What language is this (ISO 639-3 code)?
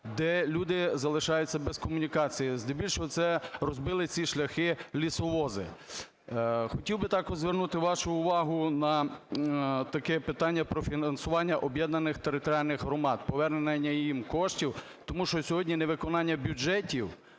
ukr